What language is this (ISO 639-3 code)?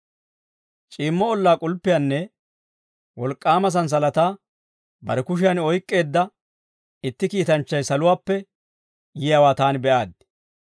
dwr